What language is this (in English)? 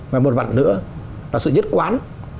Vietnamese